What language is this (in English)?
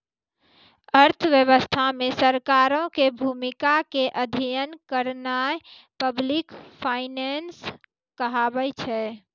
Maithili